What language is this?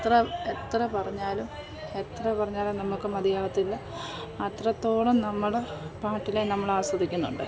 Malayalam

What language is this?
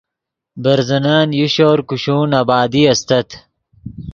Yidgha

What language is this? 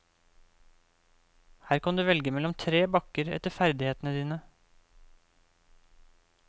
Norwegian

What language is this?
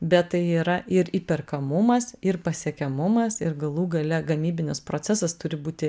Lithuanian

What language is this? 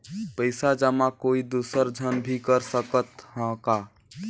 Chhattisgarhi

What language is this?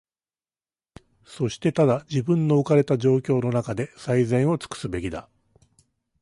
Japanese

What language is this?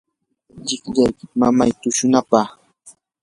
Yanahuanca Pasco Quechua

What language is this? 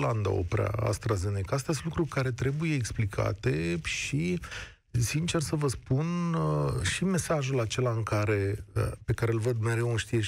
Romanian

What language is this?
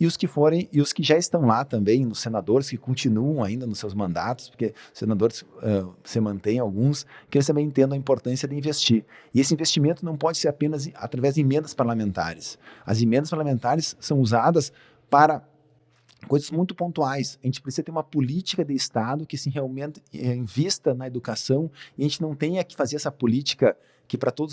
Portuguese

